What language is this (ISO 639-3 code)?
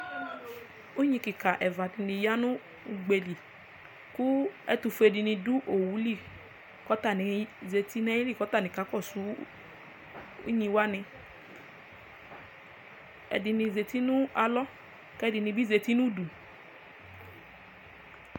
kpo